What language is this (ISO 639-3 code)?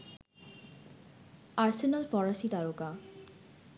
ben